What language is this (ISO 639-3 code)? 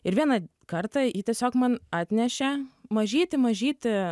lit